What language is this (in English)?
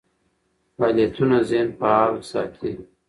Pashto